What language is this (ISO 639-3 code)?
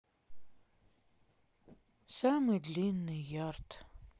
rus